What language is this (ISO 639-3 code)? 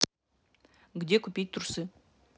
rus